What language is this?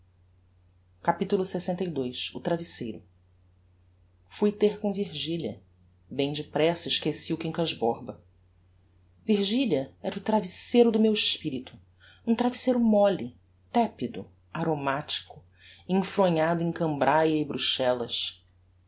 Portuguese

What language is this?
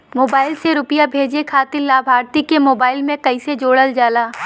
Bhojpuri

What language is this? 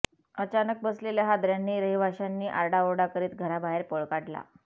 Marathi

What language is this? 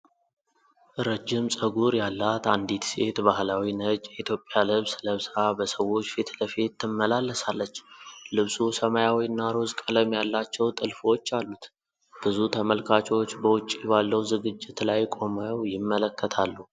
Amharic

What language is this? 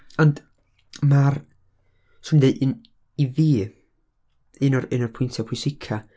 Welsh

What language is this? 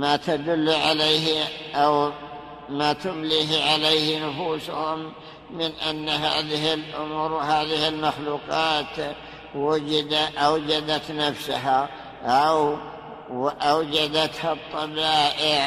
Arabic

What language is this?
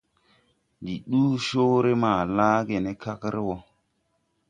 Tupuri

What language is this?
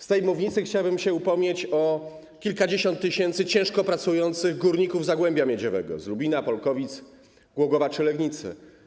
Polish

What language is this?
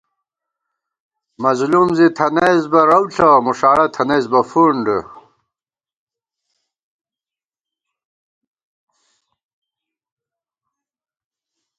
Gawar-Bati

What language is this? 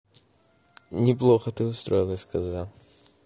Russian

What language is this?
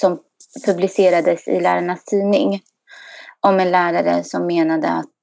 Swedish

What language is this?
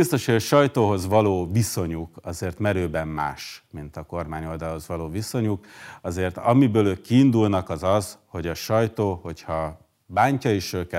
Hungarian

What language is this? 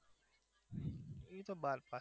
Gujarati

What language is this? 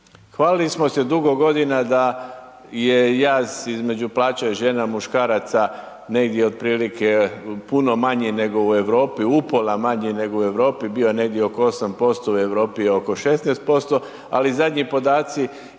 Croatian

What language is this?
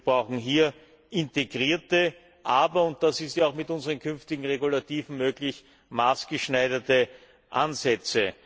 German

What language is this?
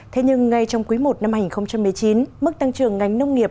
Vietnamese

